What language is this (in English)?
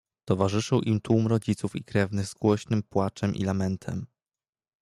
Polish